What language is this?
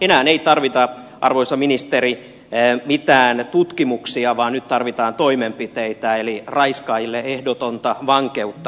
Finnish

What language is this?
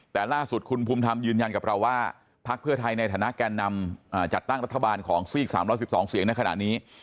Thai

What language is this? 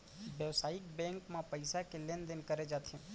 Chhattisgarhi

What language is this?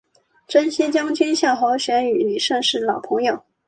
Chinese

